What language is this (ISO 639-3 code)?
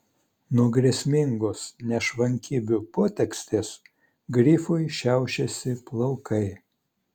lit